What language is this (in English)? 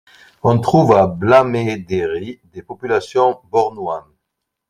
French